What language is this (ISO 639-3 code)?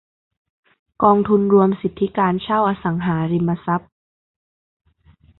tha